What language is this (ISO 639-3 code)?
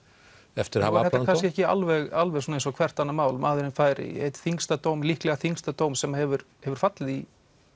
isl